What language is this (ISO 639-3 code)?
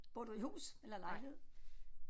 dan